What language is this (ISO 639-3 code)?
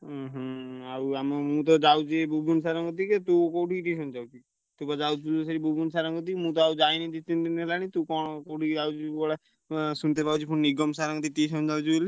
ori